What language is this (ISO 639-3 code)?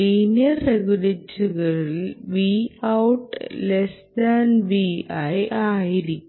mal